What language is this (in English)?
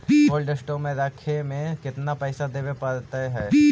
Magahi